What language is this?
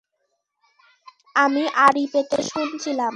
Bangla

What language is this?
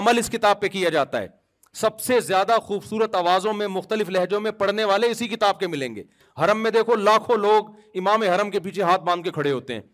Urdu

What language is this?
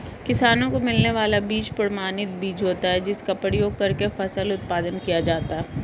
Hindi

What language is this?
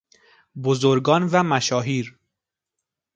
Persian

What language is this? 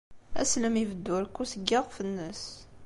Kabyle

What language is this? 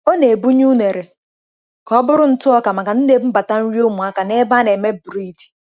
Igbo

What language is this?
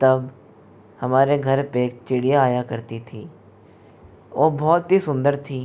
Hindi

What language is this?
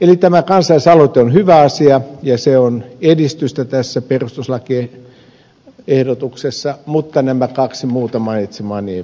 Finnish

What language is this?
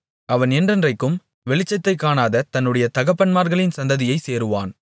Tamil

